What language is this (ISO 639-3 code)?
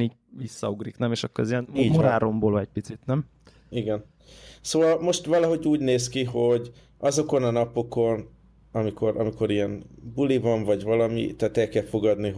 hun